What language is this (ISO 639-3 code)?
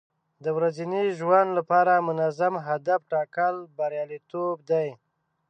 pus